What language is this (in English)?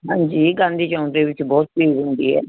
Punjabi